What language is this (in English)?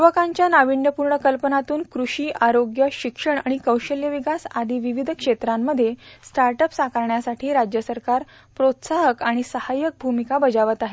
Marathi